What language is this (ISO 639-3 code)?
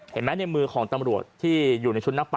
tha